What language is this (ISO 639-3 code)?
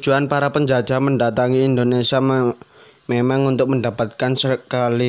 ind